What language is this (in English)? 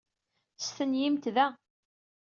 Kabyle